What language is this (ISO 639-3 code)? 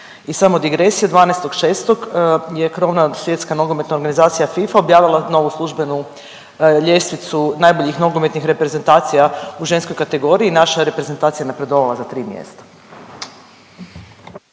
hrv